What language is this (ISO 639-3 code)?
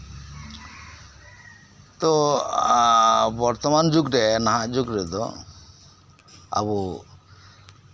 sat